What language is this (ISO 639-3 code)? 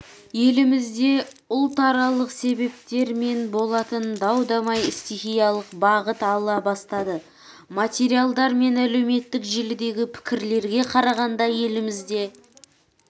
kaz